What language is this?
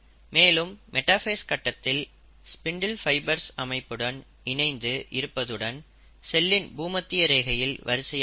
Tamil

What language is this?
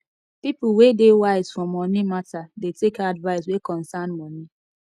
Nigerian Pidgin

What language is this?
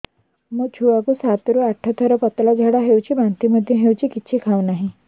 Odia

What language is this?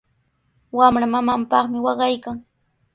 Sihuas Ancash Quechua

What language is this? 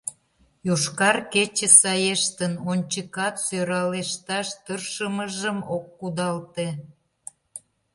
Mari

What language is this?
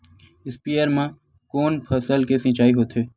Chhattisgarhi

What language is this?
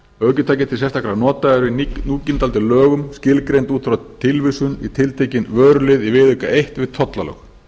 Icelandic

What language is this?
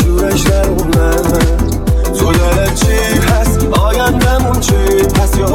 Persian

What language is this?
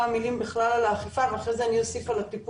Hebrew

